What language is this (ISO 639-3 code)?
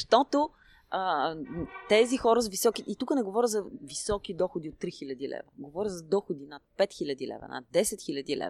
bul